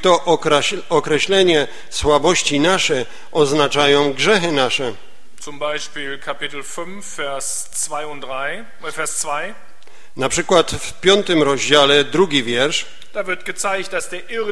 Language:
Polish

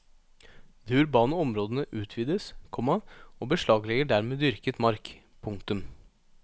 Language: Norwegian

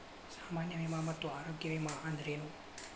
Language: Kannada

